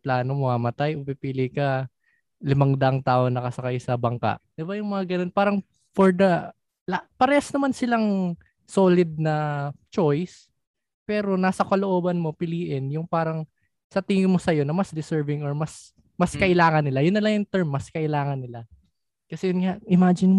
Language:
Filipino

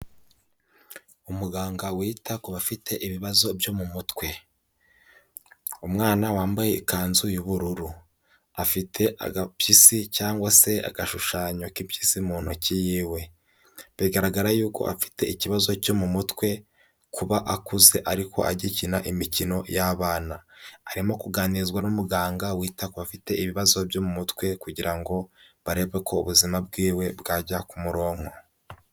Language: Kinyarwanda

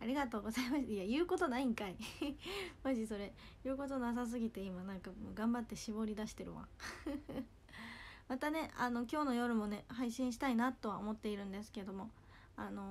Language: Japanese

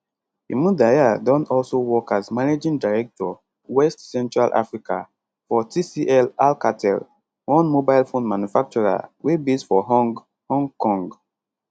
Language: Nigerian Pidgin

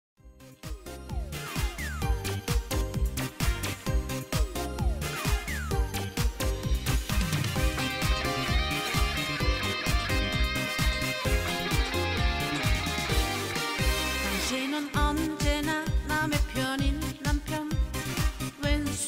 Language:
Korean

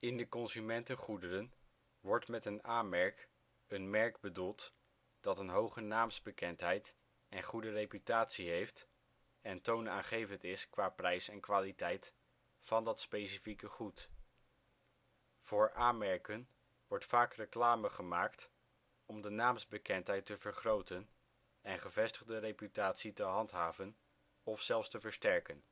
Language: Dutch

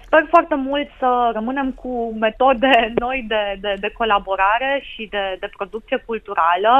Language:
Romanian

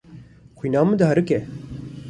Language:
Kurdish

